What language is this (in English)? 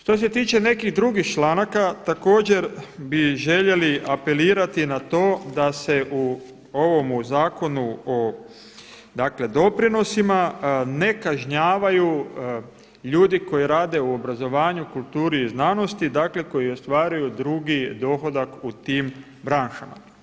Croatian